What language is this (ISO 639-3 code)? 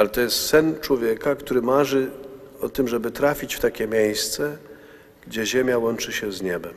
pol